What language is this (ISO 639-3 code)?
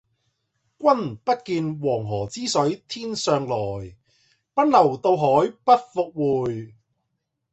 yue